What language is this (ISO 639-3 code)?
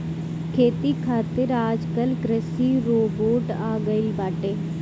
bho